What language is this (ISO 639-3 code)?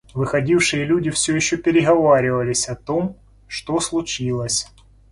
rus